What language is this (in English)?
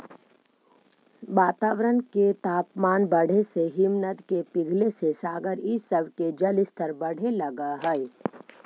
Magahi